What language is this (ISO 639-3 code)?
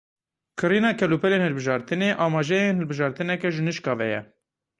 kur